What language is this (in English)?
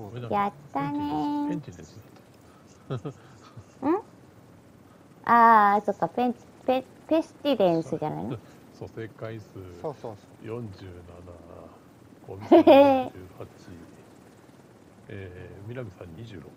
Japanese